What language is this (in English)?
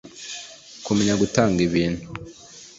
Kinyarwanda